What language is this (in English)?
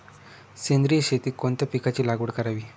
Marathi